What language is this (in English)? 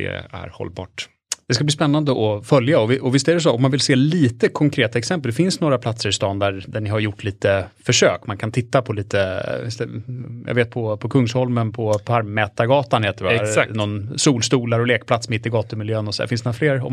Swedish